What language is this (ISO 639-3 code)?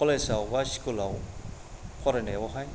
brx